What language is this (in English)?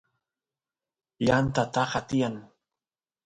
Santiago del Estero Quichua